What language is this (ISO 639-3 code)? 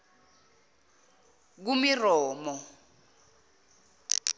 zul